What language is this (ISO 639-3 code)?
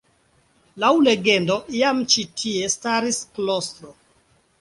epo